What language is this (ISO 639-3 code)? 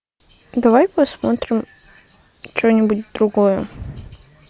rus